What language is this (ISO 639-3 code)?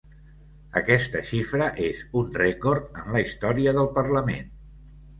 cat